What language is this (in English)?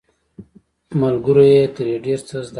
Pashto